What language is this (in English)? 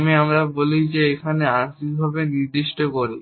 Bangla